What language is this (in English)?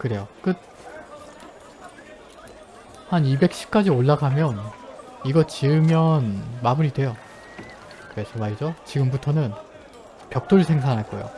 Korean